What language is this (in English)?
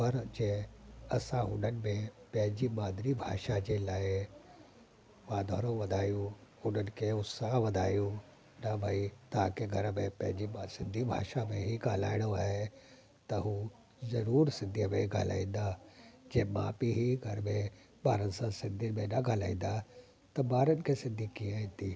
Sindhi